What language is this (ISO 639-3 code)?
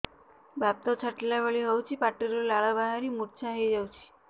ori